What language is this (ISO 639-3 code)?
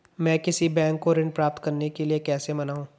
hin